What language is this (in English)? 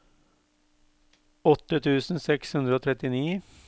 Norwegian